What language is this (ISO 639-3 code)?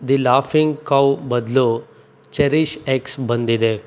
kan